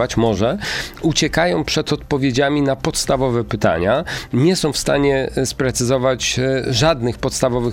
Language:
Polish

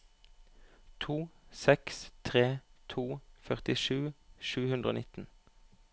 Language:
Norwegian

